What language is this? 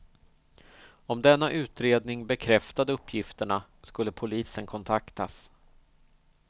Swedish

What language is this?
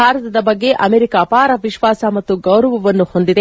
Kannada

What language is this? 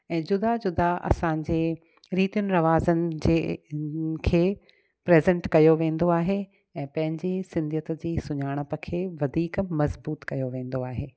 Sindhi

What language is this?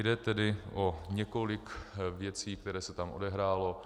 Czech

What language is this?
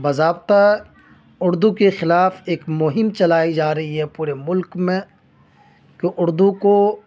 Urdu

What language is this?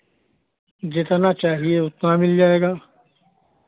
Hindi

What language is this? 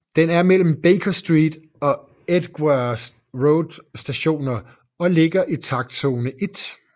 Danish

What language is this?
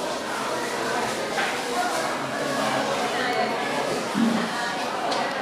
Hungarian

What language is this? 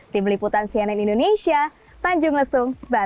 Indonesian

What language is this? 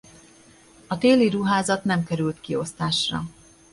Hungarian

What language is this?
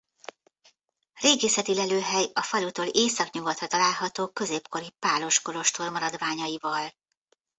Hungarian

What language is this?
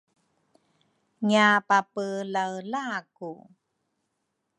Rukai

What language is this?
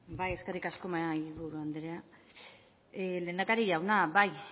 Basque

